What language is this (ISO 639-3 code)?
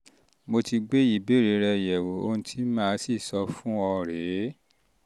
yor